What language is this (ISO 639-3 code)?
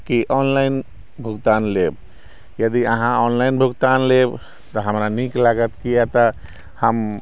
mai